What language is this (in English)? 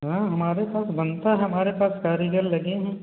Hindi